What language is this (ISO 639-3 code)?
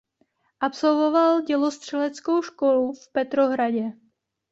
ces